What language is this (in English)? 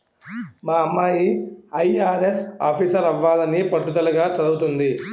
Telugu